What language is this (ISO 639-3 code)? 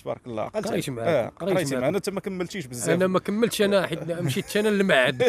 ara